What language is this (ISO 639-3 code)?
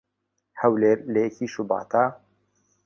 ckb